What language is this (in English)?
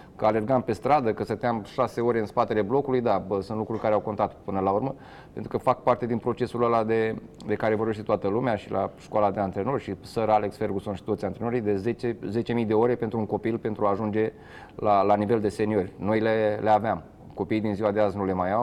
Romanian